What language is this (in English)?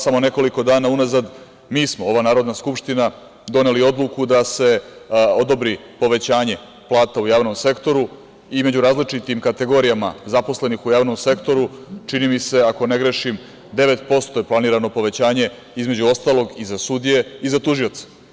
Serbian